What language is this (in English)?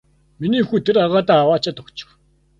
Mongolian